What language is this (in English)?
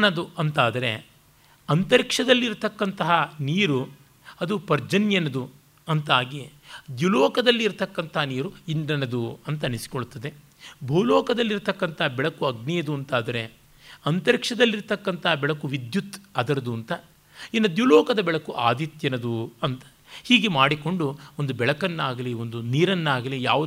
Kannada